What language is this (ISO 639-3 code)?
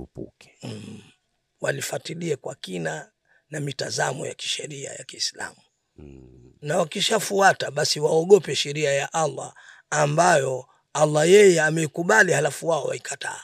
swa